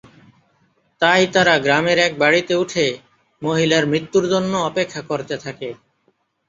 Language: Bangla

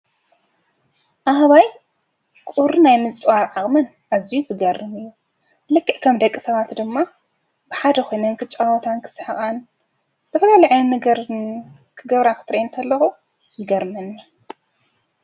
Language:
Tigrinya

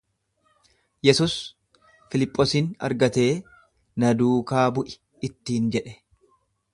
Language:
Oromo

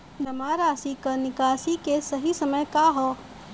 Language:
Bhojpuri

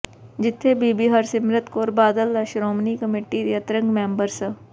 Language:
Punjabi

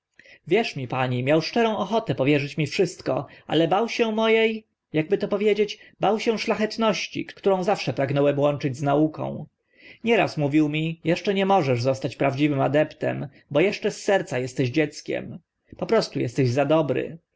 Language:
Polish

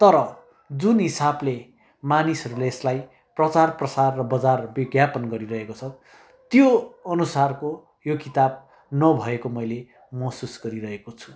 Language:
Nepali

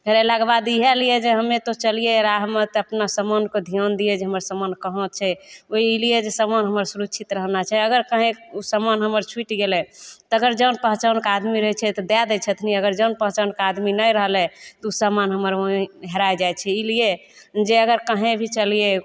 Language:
Maithili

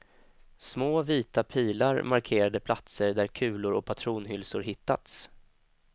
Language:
Swedish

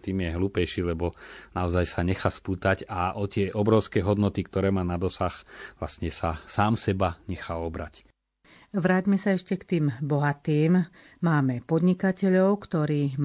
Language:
Slovak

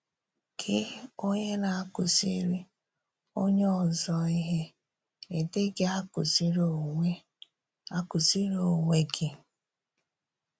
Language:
Igbo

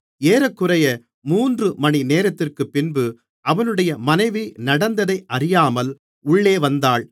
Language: Tamil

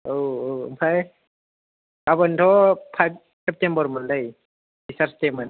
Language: Bodo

